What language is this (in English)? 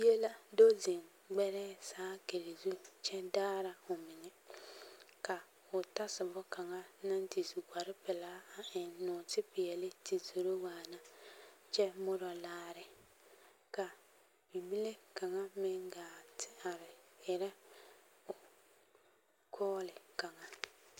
Southern Dagaare